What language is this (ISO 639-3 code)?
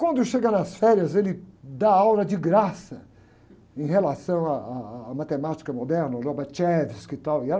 por